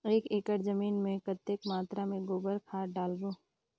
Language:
Chhattisgarhi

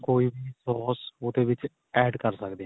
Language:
Punjabi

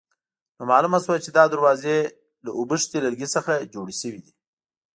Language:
Pashto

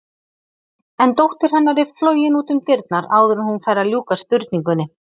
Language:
Icelandic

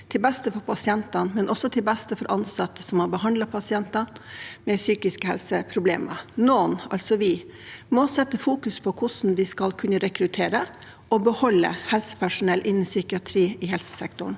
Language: Norwegian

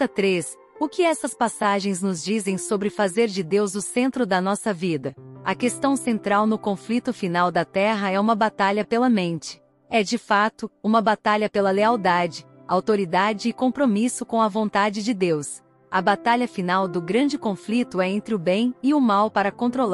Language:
Portuguese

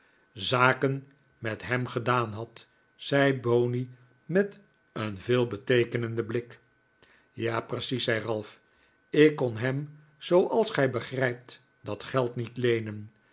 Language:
Dutch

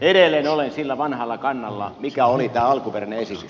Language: Finnish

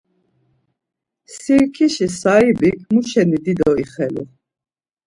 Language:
Laz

